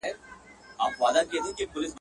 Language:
Pashto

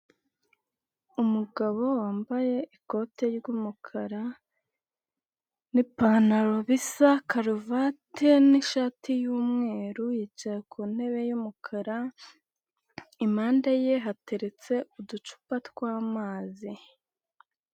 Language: Kinyarwanda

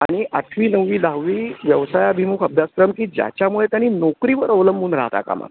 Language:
Marathi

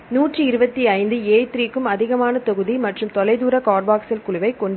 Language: Tamil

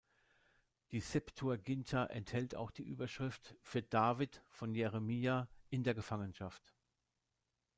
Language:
German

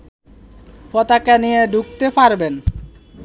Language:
Bangla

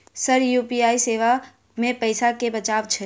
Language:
Maithili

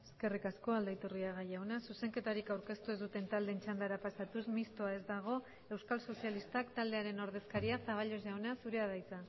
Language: Basque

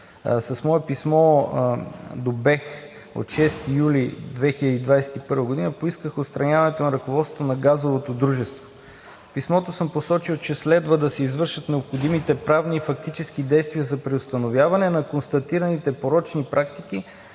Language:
Bulgarian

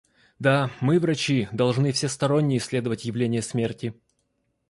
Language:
Russian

